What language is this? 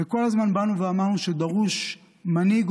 Hebrew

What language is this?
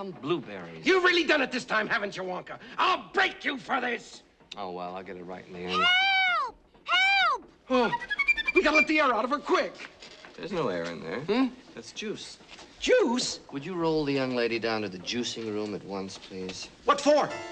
English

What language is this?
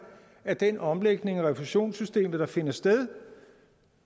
Danish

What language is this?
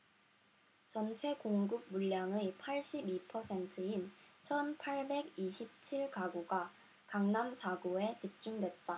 Korean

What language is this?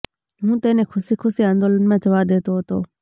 Gujarati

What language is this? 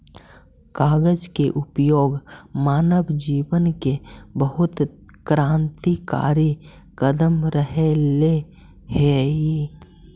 Magahi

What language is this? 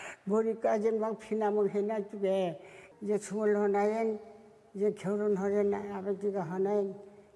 Korean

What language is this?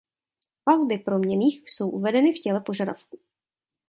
Czech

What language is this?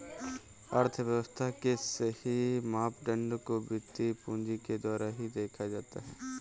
Hindi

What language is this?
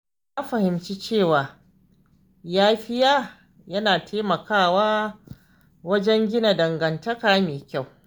Hausa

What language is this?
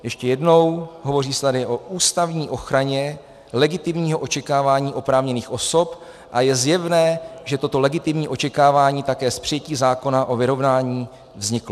Czech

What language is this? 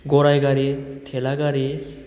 Bodo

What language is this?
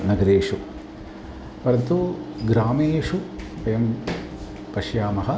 Sanskrit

